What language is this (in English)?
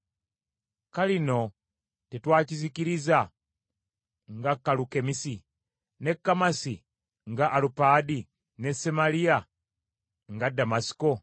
Ganda